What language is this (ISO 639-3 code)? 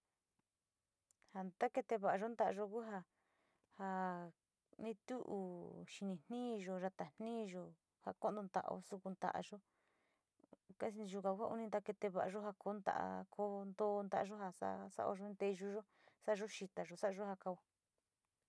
xti